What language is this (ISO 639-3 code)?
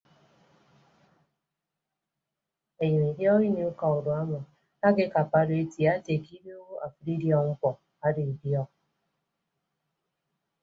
ibb